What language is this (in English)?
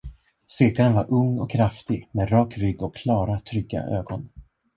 Swedish